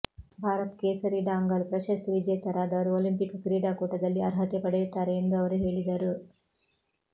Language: Kannada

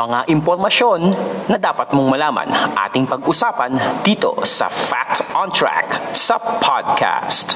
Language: Filipino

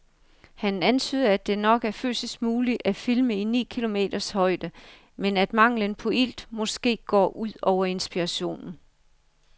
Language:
Danish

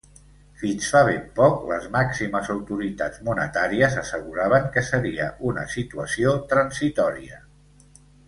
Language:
Catalan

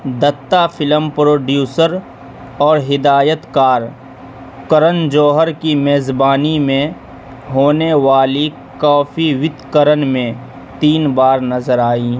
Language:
Urdu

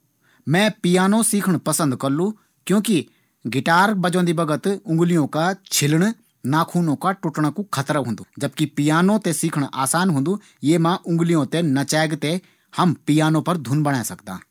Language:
Garhwali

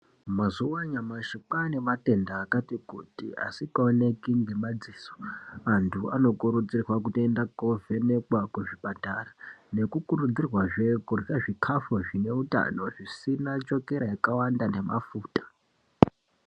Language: Ndau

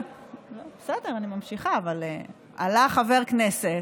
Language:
Hebrew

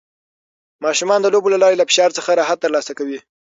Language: Pashto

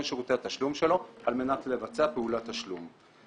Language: Hebrew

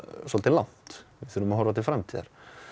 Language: Icelandic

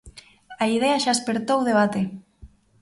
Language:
Galician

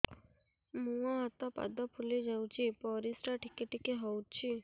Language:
Odia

